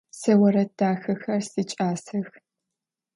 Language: Adyghe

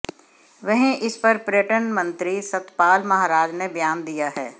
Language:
Hindi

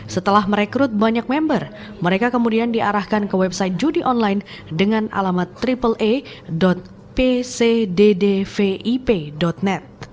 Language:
Indonesian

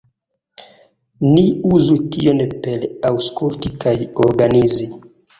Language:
Esperanto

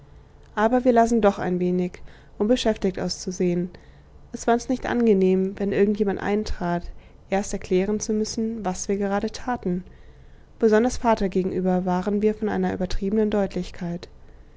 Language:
German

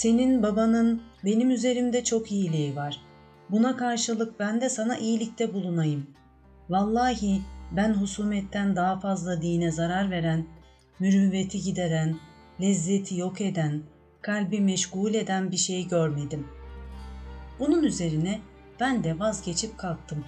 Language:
Turkish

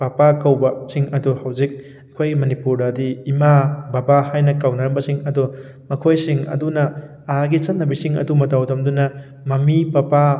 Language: Manipuri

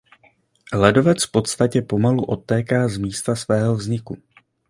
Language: Czech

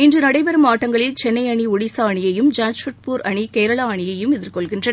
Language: Tamil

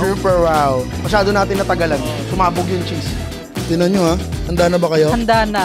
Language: Filipino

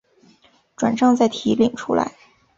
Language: Chinese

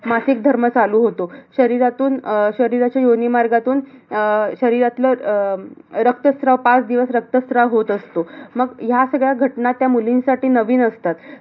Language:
Marathi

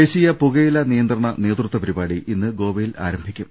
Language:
Malayalam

